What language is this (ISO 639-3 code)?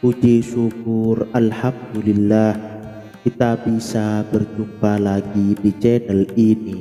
ind